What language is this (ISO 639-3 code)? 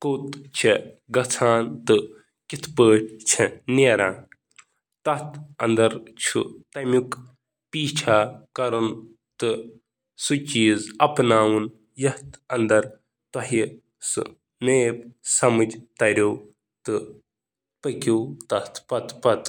kas